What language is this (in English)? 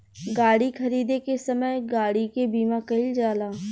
Bhojpuri